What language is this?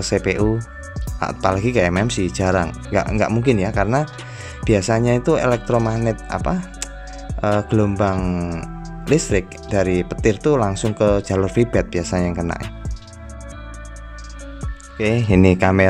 Indonesian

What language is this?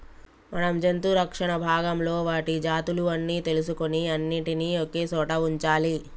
Telugu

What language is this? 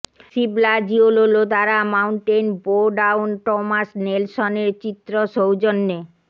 Bangla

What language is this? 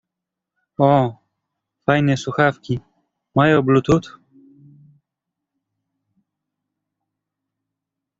Polish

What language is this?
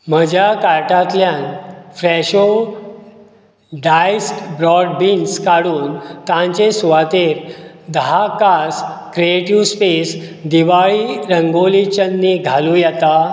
Konkani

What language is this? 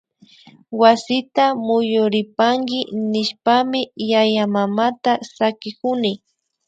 Imbabura Highland Quichua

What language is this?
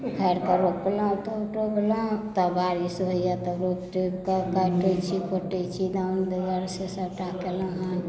Maithili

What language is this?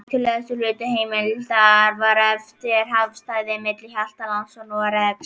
Icelandic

